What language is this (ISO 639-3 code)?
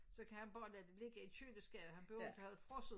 dan